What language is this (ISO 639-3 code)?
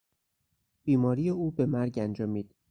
fas